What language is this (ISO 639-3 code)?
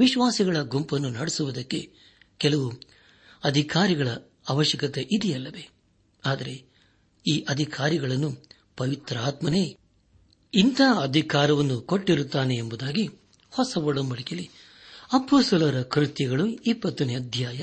kan